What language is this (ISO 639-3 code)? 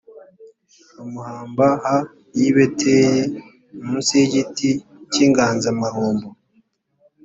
kin